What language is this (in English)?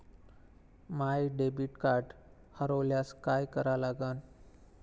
Marathi